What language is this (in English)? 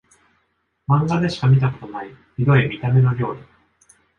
Japanese